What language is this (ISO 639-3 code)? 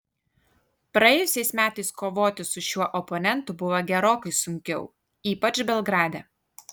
lit